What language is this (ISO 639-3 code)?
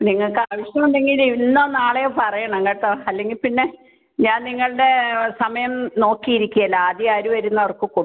mal